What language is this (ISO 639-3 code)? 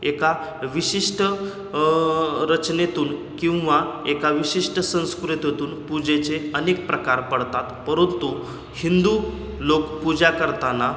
mar